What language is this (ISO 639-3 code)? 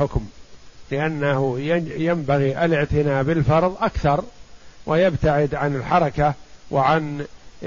ara